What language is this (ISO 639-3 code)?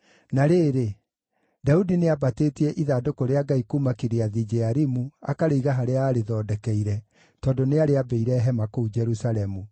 kik